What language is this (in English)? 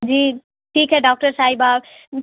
Urdu